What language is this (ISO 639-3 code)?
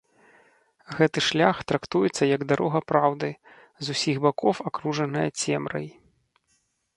bel